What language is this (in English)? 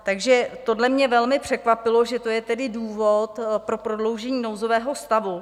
Czech